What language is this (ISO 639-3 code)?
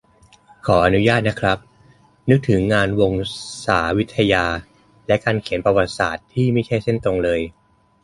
tha